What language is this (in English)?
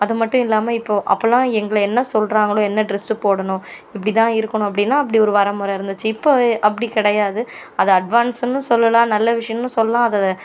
Tamil